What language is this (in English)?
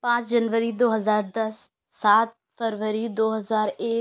Urdu